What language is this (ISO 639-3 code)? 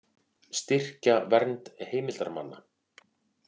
isl